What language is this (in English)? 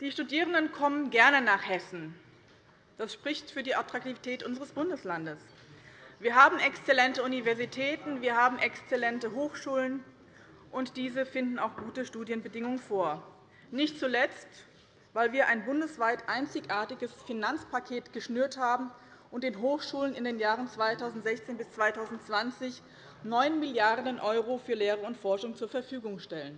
German